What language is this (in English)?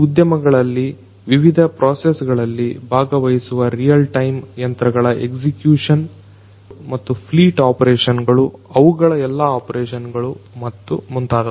Kannada